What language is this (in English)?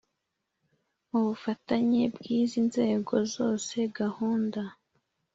Kinyarwanda